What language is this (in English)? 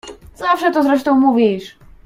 Polish